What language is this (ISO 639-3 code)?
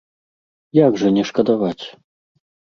bel